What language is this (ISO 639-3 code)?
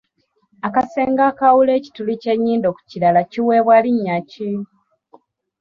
lug